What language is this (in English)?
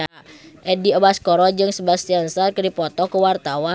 Sundanese